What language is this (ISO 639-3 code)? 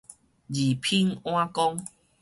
nan